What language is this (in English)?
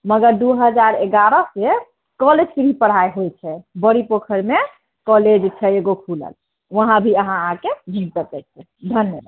Maithili